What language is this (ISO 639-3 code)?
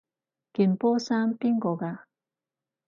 yue